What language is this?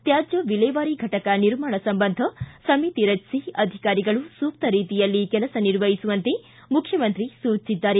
Kannada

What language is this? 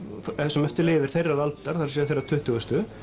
Icelandic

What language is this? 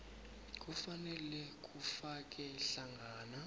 South Ndebele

